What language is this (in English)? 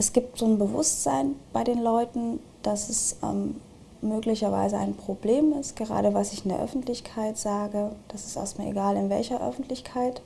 German